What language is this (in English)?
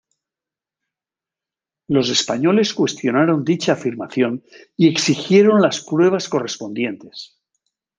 Spanish